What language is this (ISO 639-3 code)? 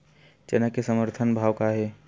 hne